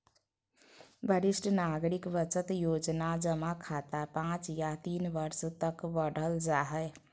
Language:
Magahi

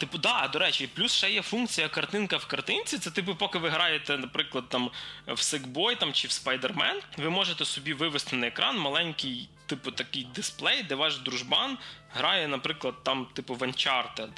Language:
Ukrainian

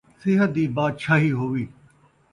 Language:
Saraiki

